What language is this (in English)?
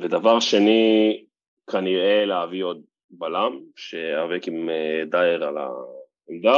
Hebrew